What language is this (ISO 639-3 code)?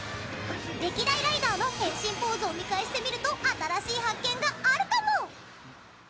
jpn